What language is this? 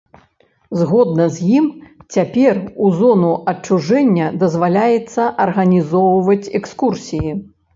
Belarusian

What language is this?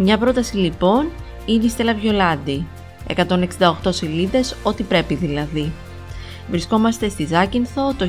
Greek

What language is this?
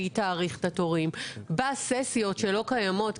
Hebrew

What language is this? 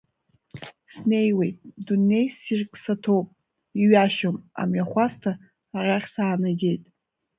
Abkhazian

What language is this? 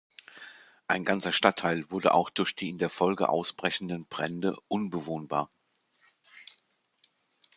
German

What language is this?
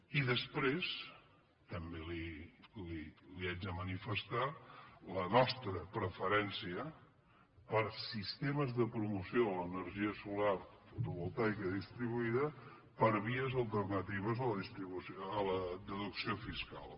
Catalan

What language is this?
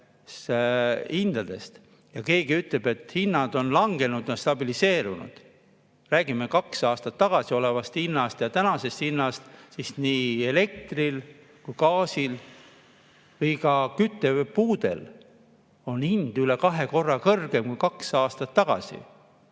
Estonian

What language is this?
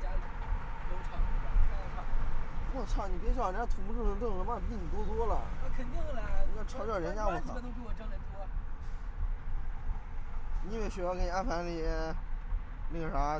Chinese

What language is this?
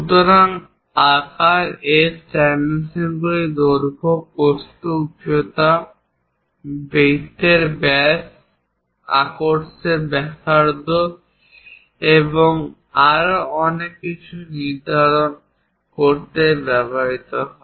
Bangla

